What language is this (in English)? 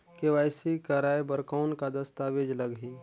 Chhattisgarhi